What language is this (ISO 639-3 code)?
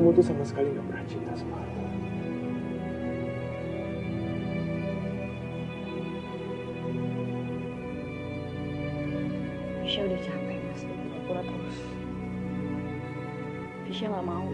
ind